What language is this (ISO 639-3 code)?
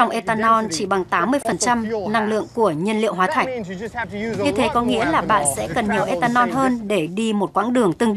vie